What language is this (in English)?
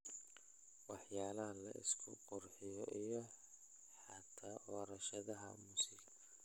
Somali